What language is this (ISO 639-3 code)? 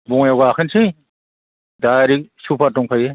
brx